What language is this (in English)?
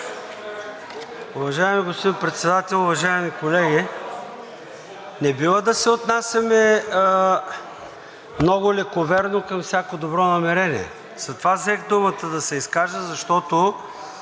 Bulgarian